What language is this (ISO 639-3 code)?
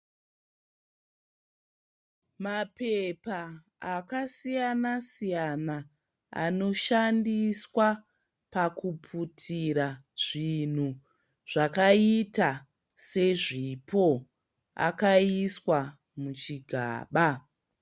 sna